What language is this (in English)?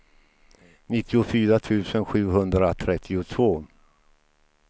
Swedish